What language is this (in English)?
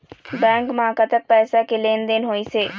Chhattisgarhi